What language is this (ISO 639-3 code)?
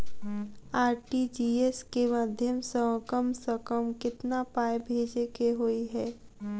mai